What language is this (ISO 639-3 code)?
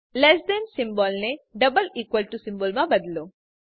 guj